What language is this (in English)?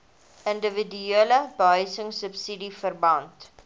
Afrikaans